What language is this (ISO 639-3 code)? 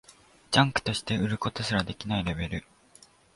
jpn